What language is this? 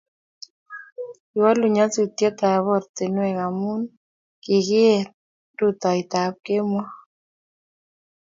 Kalenjin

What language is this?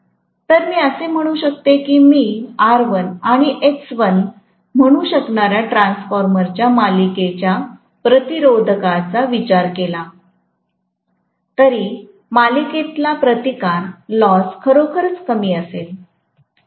Marathi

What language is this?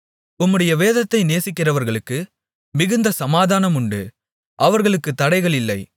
Tamil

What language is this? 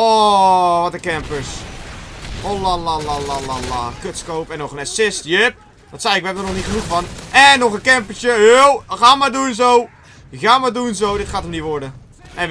Dutch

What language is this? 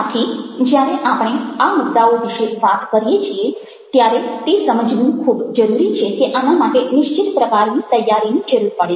Gujarati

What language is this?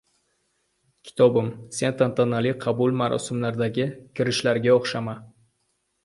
Uzbek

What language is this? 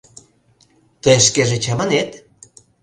Mari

